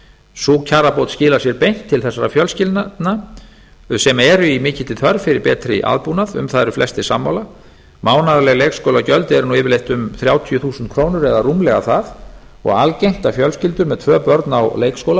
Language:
Icelandic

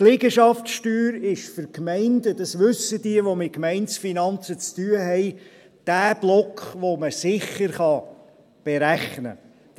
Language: Swiss German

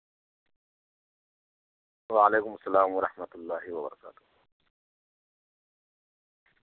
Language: Urdu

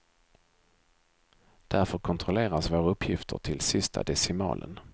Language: Swedish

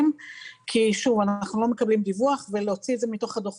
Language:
Hebrew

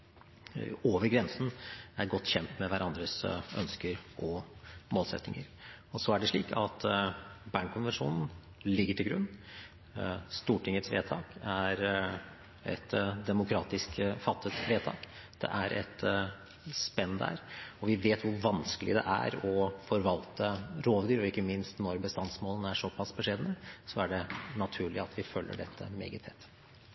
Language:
Norwegian Bokmål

